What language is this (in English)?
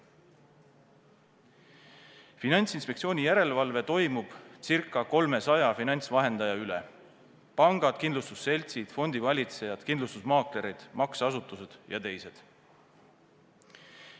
Estonian